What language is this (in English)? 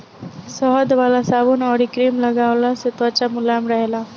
Bhojpuri